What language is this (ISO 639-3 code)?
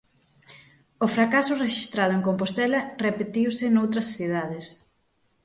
glg